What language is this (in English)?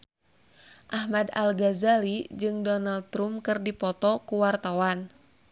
Sundanese